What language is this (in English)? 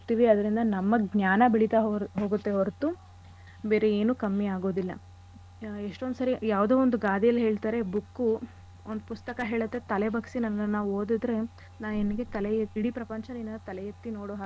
Kannada